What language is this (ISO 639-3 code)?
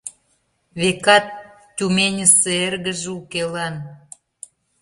chm